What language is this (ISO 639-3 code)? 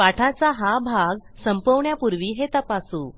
mar